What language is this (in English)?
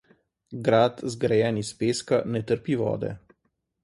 Slovenian